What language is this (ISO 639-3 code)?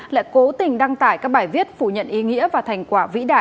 vie